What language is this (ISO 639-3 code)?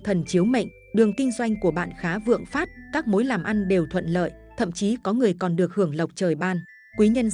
vie